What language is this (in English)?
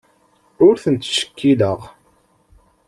Kabyle